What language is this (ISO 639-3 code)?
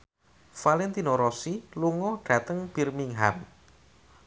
jav